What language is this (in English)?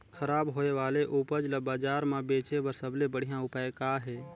Chhattisgarhi